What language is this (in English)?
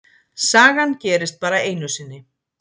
Icelandic